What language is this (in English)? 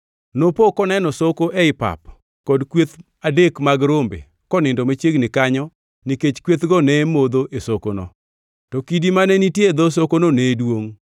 Luo (Kenya and Tanzania)